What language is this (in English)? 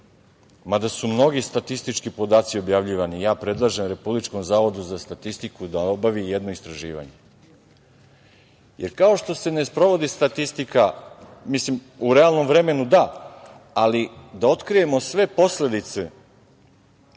Serbian